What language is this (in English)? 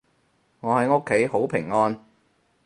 Cantonese